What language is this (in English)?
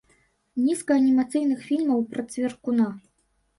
Belarusian